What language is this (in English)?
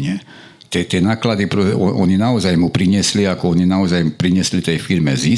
Slovak